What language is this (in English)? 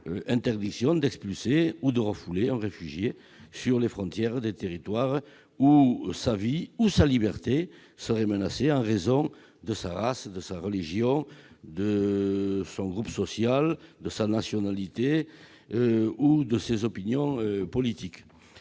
French